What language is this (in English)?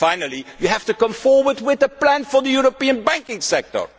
English